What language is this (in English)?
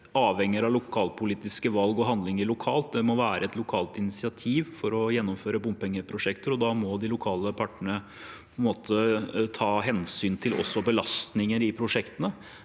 Norwegian